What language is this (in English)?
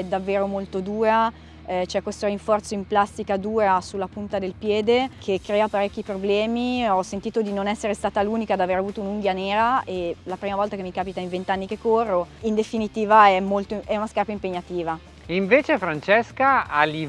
Italian